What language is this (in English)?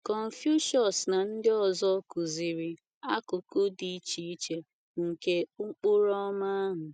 Igbo